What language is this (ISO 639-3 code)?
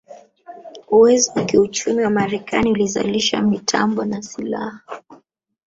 swa